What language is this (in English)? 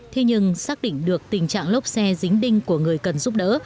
Vietnamese